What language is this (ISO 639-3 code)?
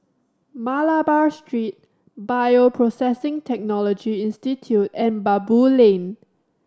eng